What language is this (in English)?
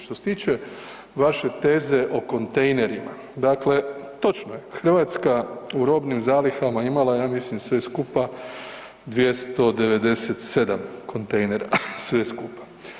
Croatian